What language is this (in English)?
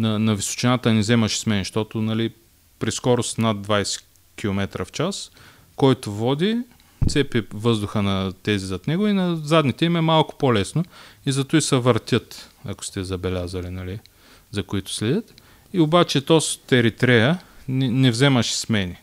Bulgarian